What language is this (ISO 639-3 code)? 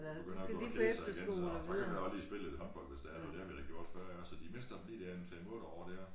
dan